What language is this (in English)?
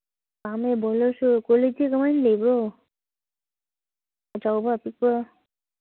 Manipuri